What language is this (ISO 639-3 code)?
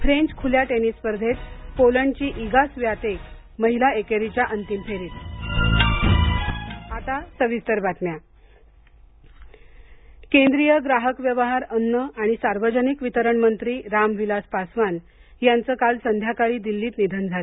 mar